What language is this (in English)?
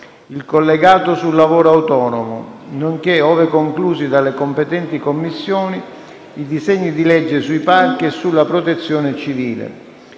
Italian